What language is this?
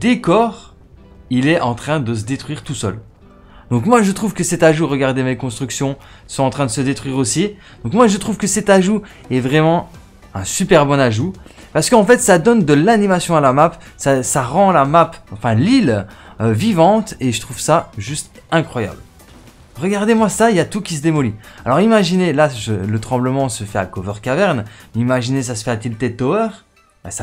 French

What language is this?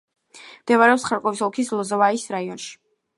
Georgian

